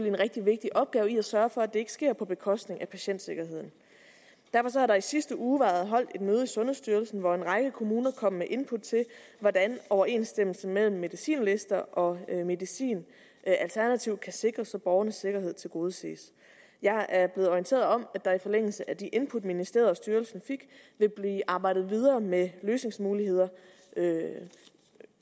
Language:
Danish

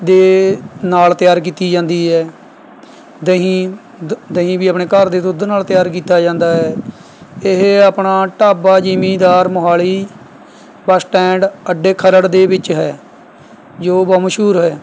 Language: Punjabi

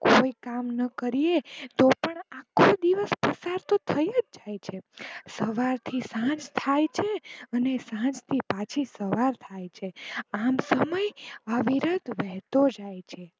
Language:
Gujarati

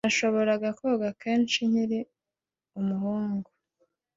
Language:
Kinyarwanda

